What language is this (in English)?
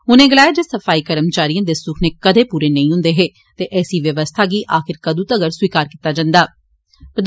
Dogri